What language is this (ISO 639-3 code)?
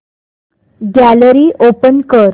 mar